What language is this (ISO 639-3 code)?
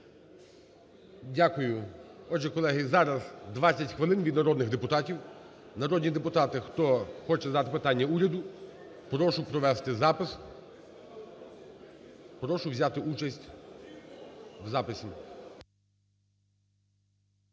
ukr